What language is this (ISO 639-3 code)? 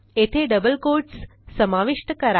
mar